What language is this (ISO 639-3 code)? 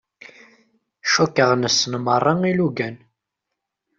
kab